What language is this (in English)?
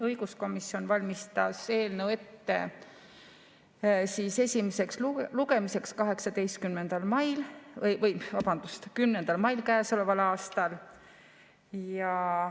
Estonian